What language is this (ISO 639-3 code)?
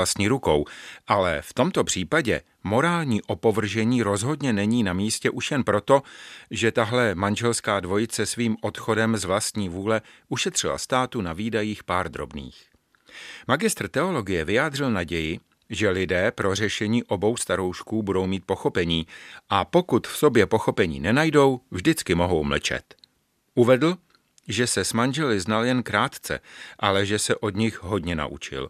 ces